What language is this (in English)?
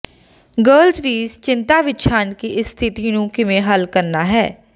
Punjabi